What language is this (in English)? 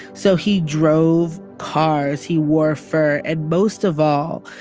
English